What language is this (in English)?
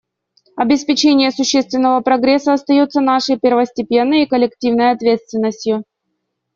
Russian